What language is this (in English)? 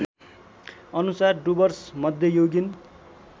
Nepali